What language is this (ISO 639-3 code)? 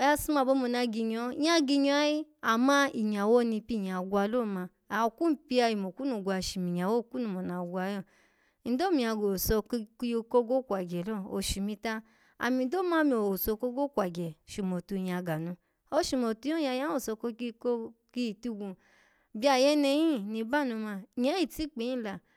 ala